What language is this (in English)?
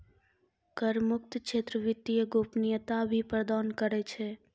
Maithili